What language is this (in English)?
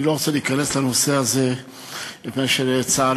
Hebrew